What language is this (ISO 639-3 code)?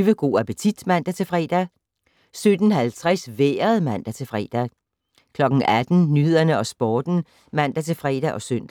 dan